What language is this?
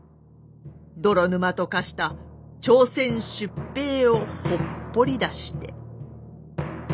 Japanese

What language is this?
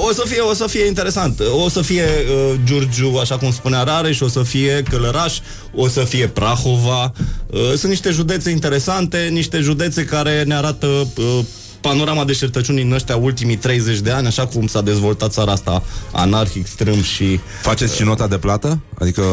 Romanian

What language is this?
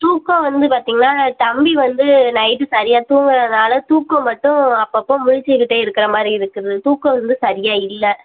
Tamil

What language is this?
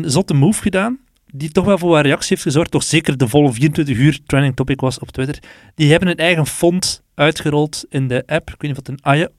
Dutch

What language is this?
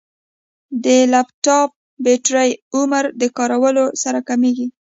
Pashto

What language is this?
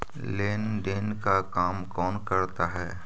Magahi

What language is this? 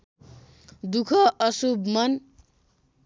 Nepali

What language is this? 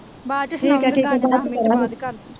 Punjabi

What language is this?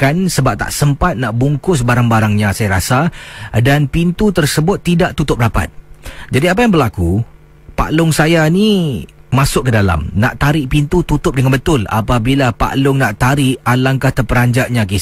Malay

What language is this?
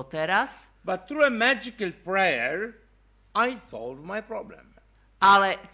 Slovak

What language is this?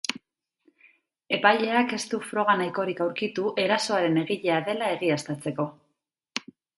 Basque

